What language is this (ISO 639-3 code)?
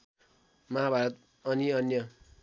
nep